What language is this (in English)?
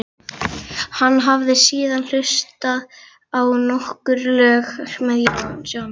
Icelandic